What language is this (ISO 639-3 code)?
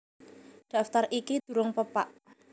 jav